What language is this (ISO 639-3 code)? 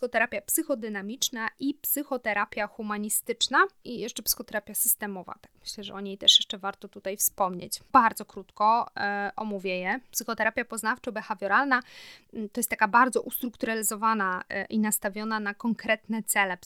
pol